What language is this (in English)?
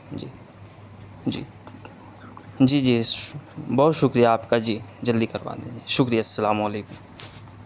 Urdu